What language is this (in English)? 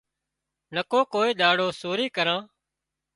Wadiyara Koli